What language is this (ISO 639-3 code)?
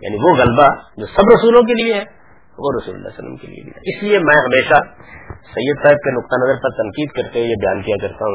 urd